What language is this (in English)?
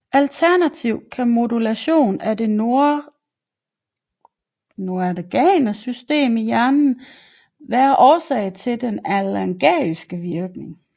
Danish